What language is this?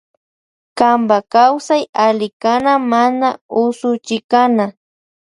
Loja Highland Quichua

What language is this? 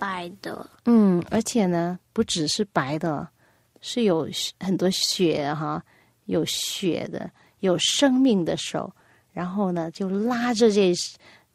Chinese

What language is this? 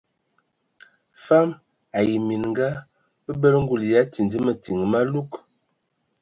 Ewondo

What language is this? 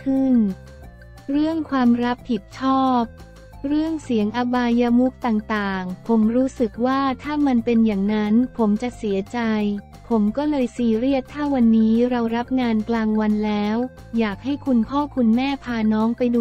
Thai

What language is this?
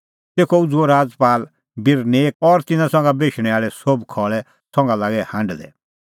Kullu Pahari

